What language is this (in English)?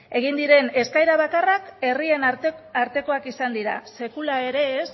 Basque